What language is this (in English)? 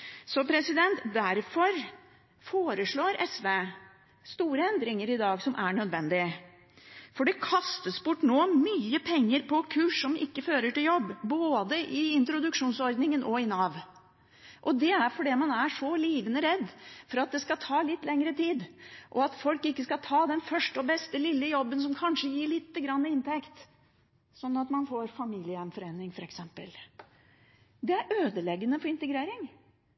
Norwegian Bokmål